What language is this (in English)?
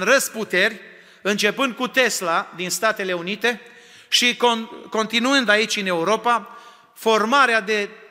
Romanian